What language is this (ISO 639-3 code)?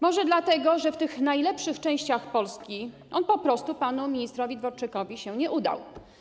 pol